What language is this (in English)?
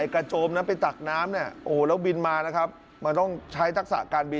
Thai